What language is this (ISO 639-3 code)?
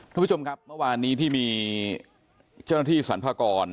tha